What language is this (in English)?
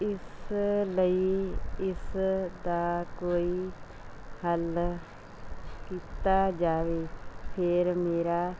Punjabi